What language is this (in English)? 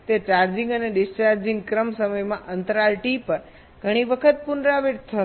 Gujarati